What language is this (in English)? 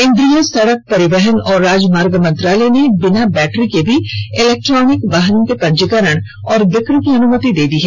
Hindi